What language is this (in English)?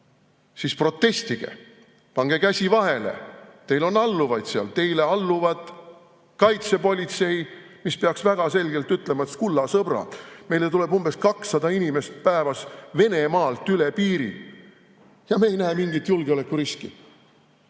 Estonian